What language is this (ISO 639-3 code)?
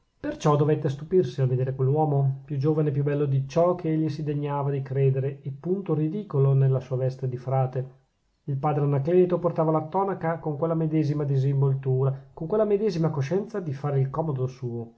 ita